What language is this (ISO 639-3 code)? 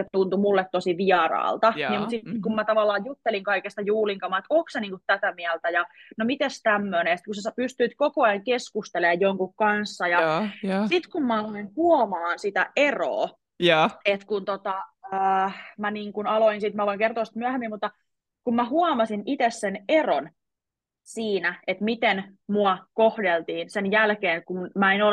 fin